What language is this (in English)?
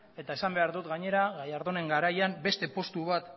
Basque